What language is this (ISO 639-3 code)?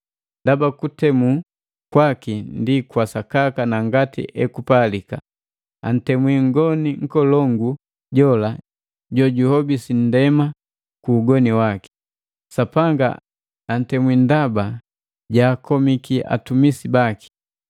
mgv